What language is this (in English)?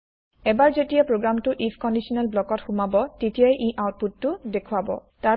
Assamese